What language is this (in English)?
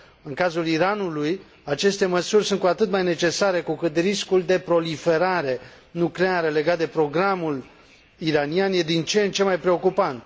Romanian